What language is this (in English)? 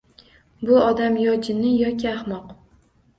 Uzbek